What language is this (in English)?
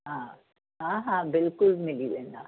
Sindhi